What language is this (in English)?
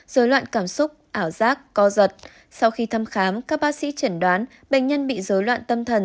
Vietnamese